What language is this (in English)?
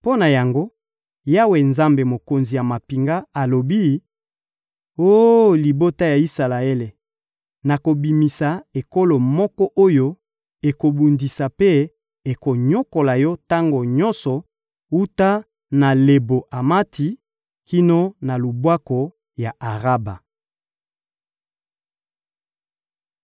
Lingala